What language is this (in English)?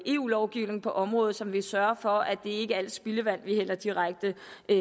Danish